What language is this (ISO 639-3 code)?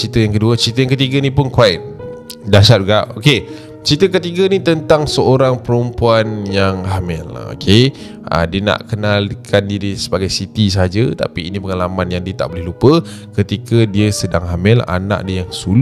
msa